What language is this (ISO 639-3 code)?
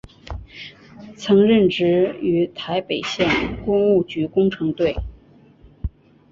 zho